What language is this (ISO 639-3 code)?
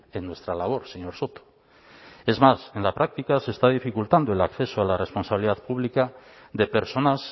spa